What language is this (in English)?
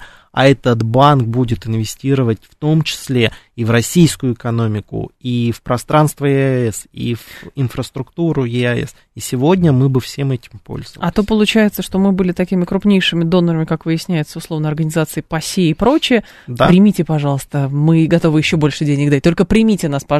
Russian